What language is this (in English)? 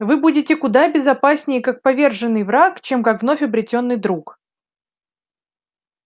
Russian